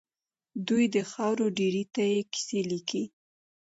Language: Pashto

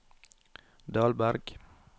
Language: Norwegian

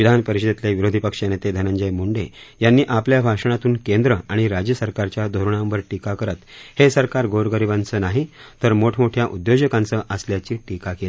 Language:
Marathi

